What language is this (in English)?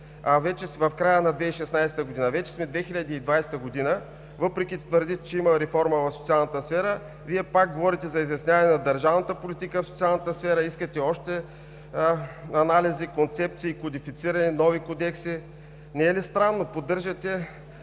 Bulgarian